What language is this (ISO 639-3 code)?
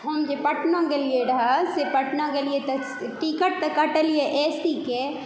mai